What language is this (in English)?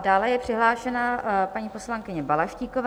Czech